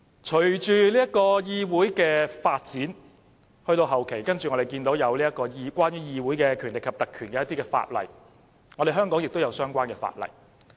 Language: Cantonese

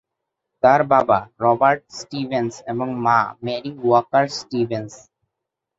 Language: Bangla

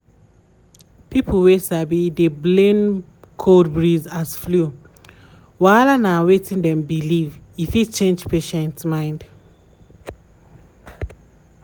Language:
Nigerian Pidgin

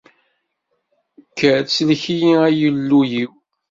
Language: Kabyle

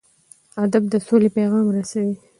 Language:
Pashto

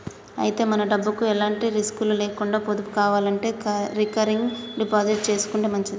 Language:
Telugu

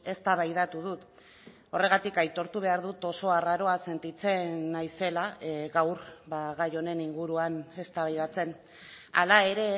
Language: Basque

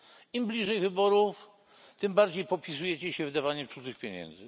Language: Polish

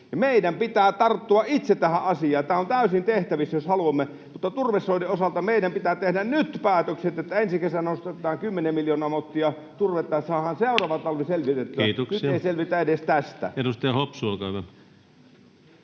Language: Finnish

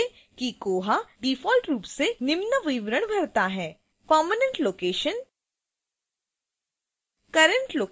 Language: Hindi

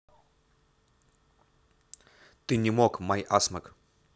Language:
Russian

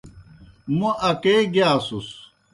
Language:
Kohistani Shina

